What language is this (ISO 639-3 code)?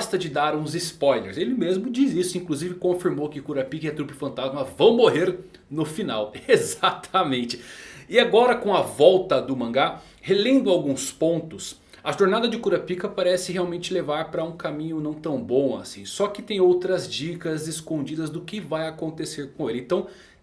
por